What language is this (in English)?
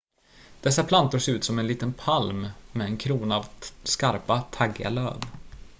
Swedish